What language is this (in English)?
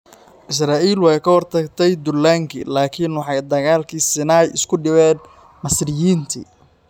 Somali